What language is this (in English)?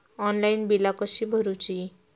Marathi